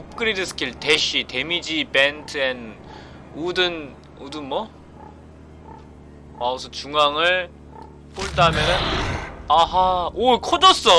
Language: Korean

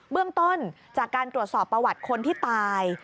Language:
Thai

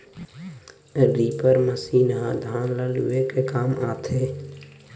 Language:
Chhattisgarhi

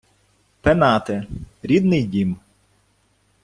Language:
Ukrainian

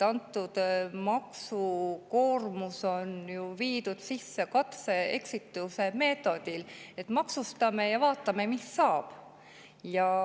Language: Estonian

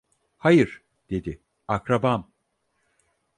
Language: Turkish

